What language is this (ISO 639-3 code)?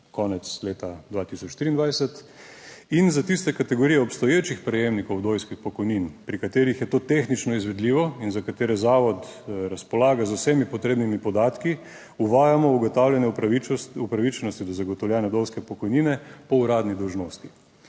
slv